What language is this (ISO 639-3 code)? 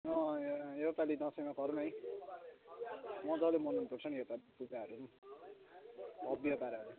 nep